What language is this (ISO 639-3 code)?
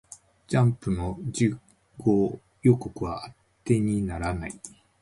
jpn